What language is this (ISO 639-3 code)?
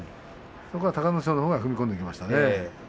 jpn